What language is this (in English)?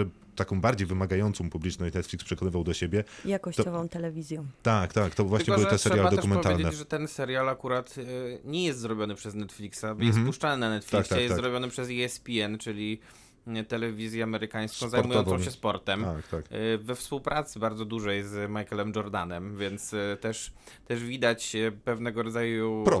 Polish